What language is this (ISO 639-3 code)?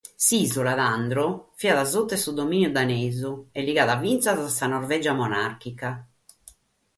srd